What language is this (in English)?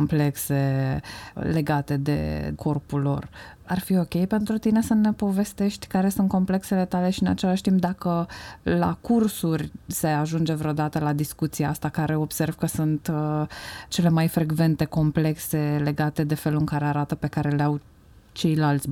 Romanian